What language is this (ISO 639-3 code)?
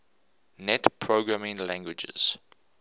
eng